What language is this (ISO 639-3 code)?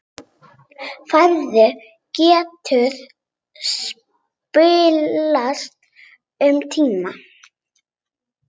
isl